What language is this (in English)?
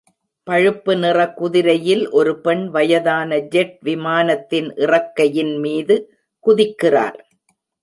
Tamil